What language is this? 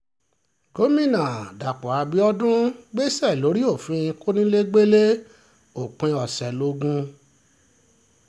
Yoruba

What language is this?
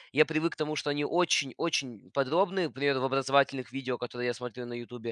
Russian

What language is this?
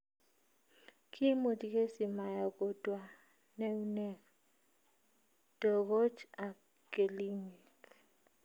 Kalenjin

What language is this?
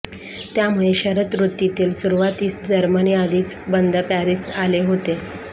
Marathi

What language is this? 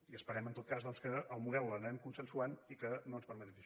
Catalan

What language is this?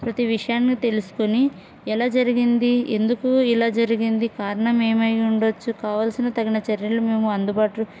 Telugu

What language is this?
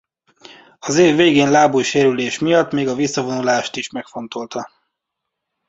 Hungarian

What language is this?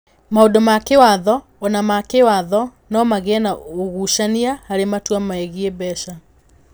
Kikuyu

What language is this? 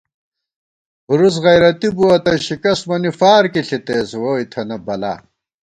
Gawar-Bati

